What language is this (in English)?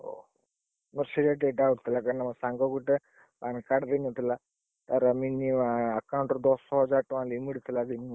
Odia